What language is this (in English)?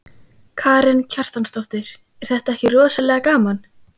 Icelandic